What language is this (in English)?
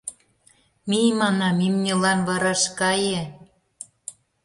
Mari